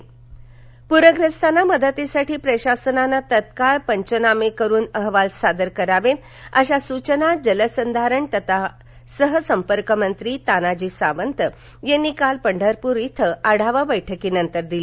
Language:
Marathi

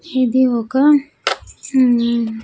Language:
Telugu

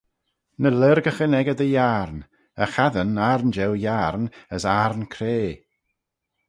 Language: Manx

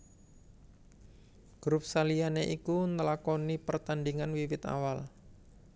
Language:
Javanese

